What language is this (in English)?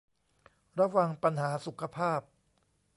Thai